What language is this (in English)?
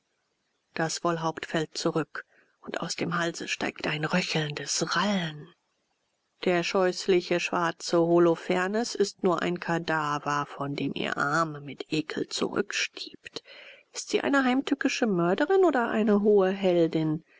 German